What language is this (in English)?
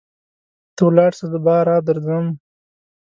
Pashto